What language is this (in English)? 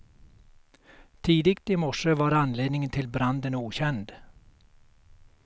Swedish